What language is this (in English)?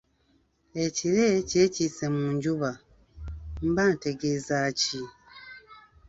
Ganda